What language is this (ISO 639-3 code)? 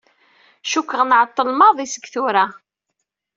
kab